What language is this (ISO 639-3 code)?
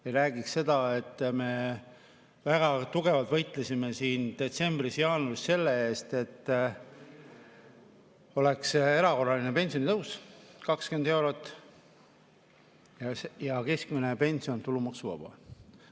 est